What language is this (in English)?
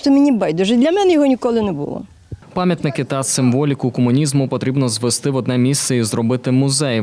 Ukrainian